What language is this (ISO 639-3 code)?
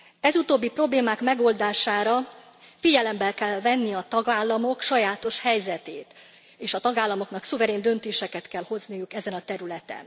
hun